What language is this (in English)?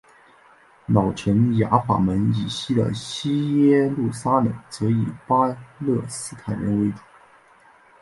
Chinese